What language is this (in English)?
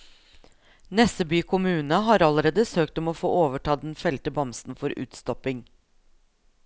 Norwegian